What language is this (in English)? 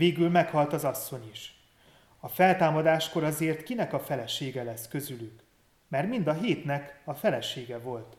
Hungarian